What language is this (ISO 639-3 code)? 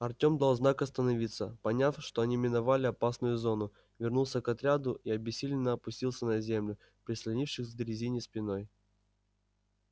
rus